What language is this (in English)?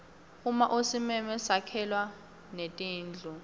Swati